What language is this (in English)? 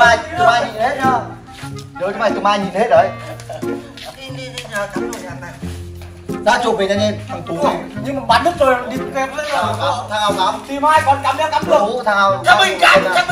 Vietnamese